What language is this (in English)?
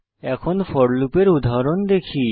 Bangla